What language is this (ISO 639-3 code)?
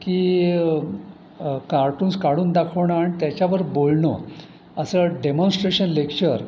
mar